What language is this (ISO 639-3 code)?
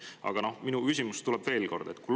est